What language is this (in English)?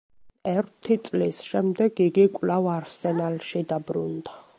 Georgian